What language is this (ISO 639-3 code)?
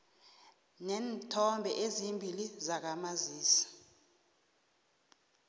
nbl